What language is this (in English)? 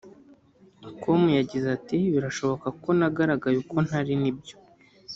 Kinyarwanda